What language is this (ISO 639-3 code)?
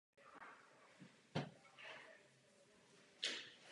ces